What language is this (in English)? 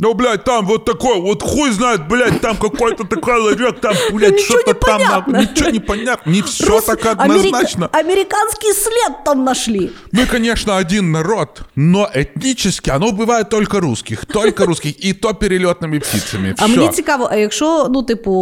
Ukrainian